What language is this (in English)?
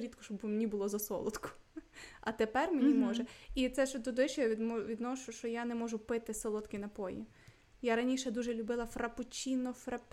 Ukrainian